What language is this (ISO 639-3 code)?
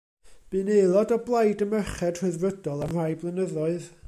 cym